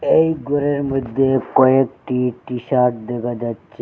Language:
Bangla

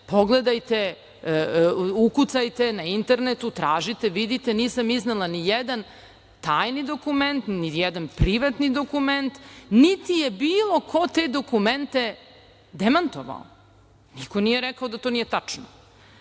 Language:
Serbian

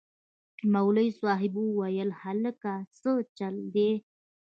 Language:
Pashto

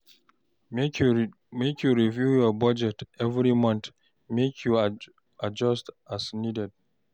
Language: Nigerian Pidgin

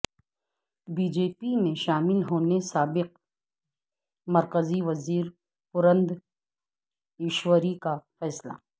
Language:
Urdu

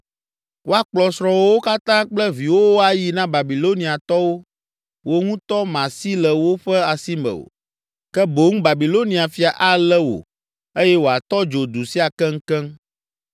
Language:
Ewe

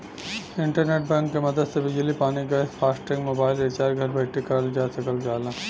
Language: Bhojpuri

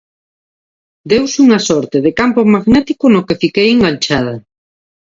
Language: Galician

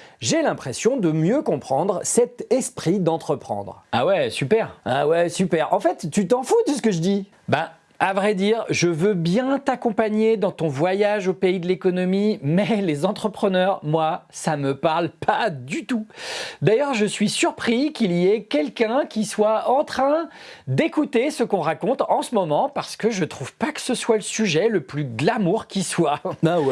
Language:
French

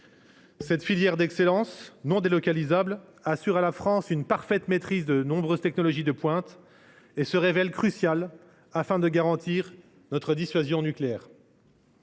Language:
French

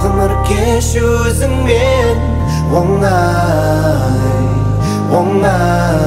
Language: Turkish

